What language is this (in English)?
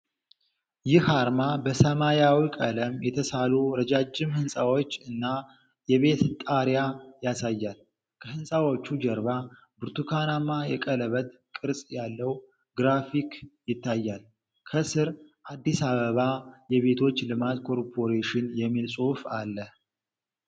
Amharic